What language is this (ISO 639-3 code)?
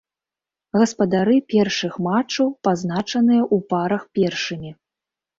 bel